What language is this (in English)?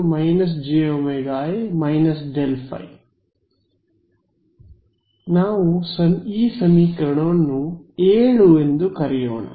Kannada